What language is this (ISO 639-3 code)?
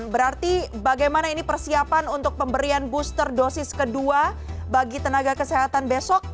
ind